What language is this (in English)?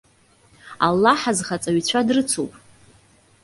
Abkhazian